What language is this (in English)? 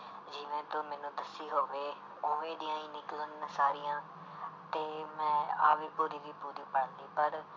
Punjabi